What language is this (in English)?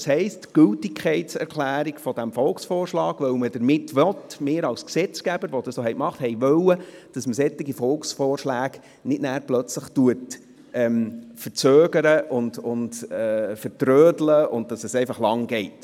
Swiss German